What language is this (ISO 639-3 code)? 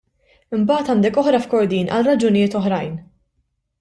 mlt